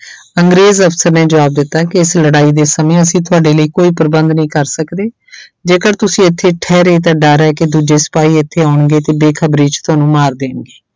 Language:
Punjabi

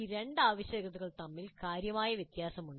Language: Malayalam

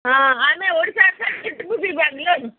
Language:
Odia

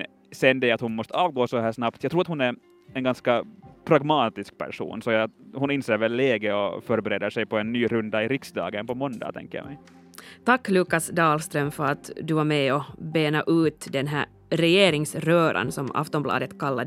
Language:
Swedish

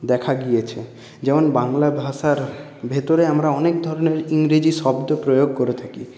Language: Bangla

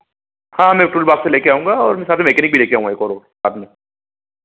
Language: Hindi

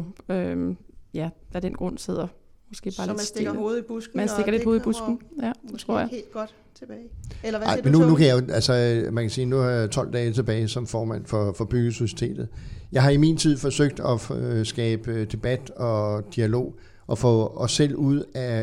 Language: Danish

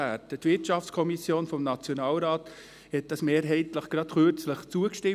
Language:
Swiss German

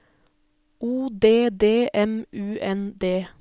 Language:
Norwegian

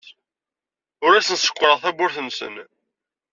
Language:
Kabyle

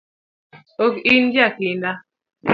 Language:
Luo (Kenya and Tanzania)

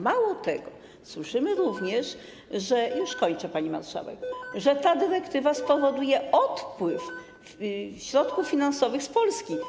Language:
Polish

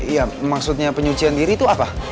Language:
Indonesian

